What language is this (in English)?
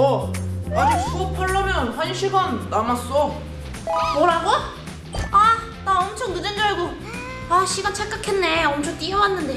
Korean